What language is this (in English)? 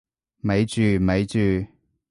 Cantonese